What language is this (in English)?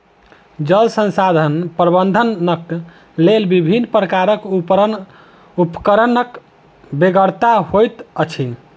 Maithili